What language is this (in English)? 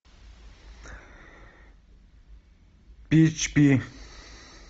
Russian